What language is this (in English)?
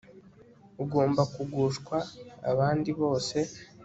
Kinyarwanda